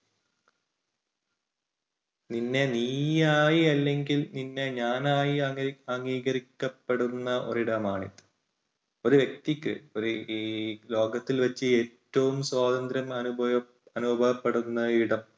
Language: Malayalam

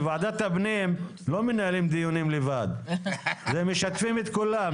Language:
Hebrew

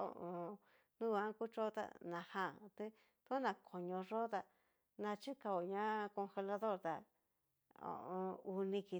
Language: Cacaloxtepec Mixtec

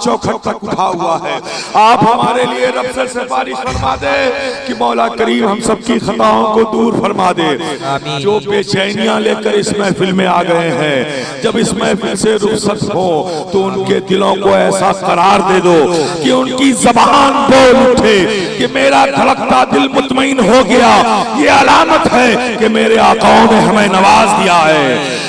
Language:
Urdu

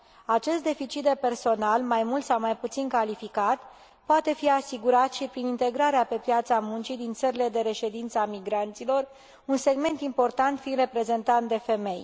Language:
Romanian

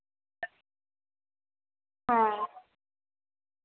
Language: Bangla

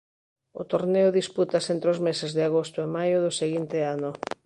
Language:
Galician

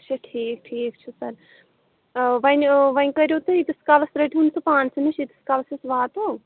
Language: Kashmiri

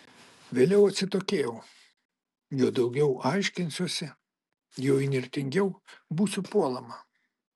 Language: Lithuanian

